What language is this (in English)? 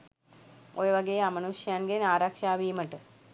Sinhala